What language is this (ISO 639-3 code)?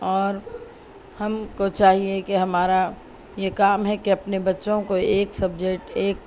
urd